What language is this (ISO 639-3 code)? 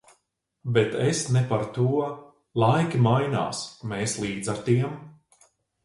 lav